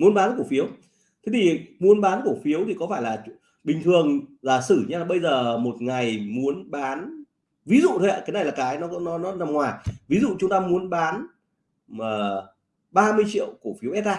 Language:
Vietnamese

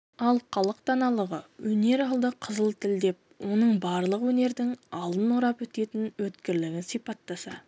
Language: Kazakh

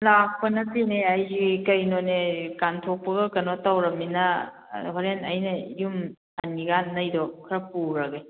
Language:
Manipuri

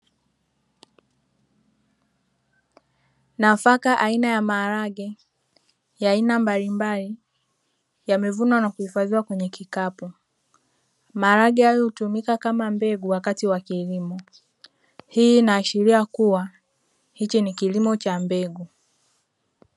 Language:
Swahili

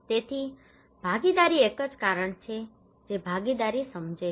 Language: Gujarati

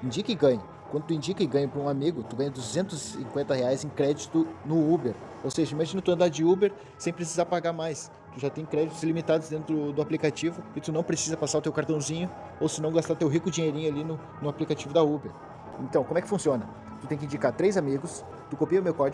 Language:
Portuguese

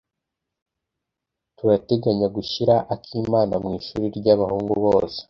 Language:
Kinyarwanda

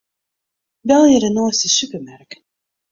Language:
Western Frisian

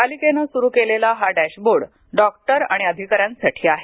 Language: Marathi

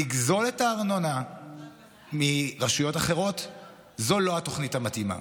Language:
Hebrew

